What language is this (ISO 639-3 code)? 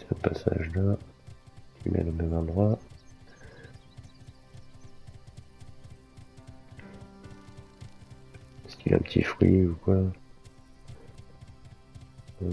fra